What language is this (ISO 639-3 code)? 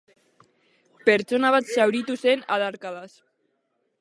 eus